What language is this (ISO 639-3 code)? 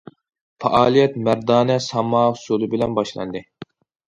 uig